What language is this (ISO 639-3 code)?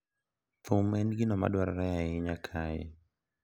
luo